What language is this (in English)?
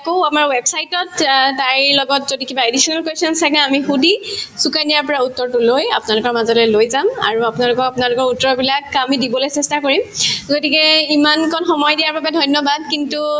Assamese